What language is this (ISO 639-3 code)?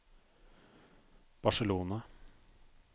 nor